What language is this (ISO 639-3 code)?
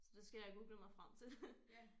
dan